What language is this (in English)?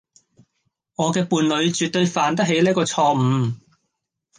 Cantonese